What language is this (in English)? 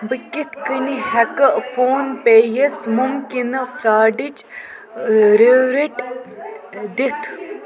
Kashmiri